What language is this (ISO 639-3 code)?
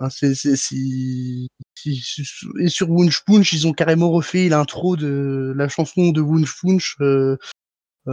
fra